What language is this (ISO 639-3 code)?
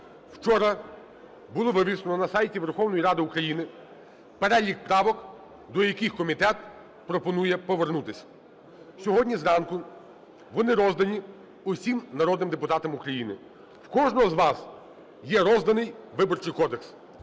ukr